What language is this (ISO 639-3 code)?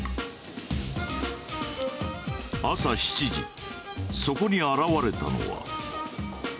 jpn